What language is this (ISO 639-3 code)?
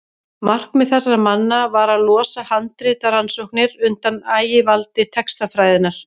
isl